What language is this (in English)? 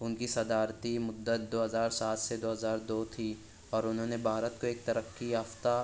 Urdu